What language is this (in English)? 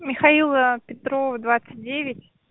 Russian